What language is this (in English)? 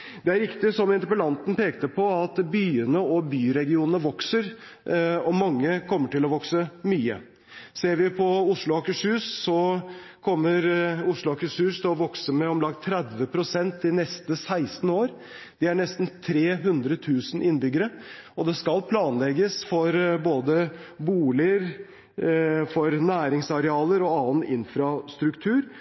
Norwegian Bokmål